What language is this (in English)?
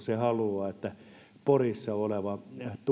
Finnish